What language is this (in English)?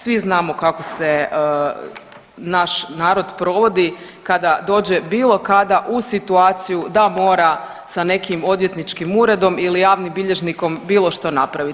Croatian